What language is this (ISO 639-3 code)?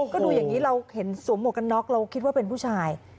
tha